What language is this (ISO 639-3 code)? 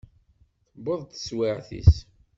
kab